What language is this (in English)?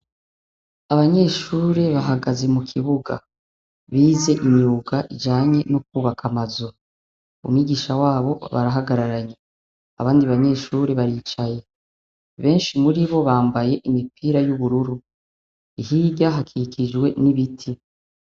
Rundi